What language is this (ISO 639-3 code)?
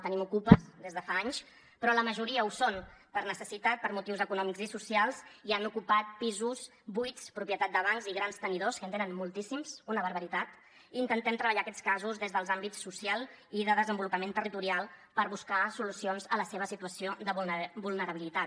cat